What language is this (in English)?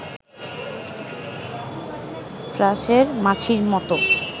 Bangla